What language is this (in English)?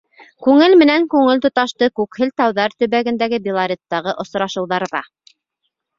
Bashkir